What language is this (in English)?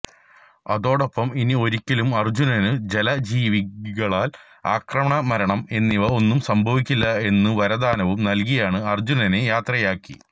Malayalam